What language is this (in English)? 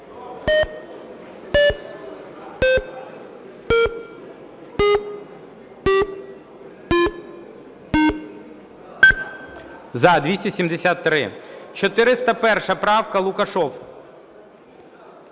Ukrainian